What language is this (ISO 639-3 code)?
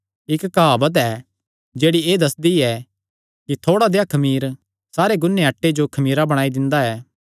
xnr